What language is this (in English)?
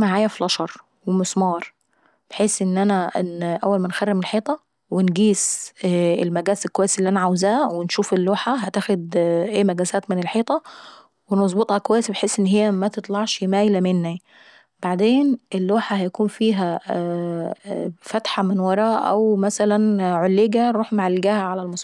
Saidi Arabic